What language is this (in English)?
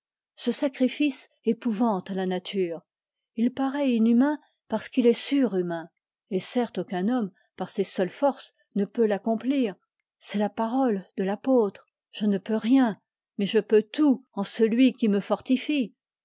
French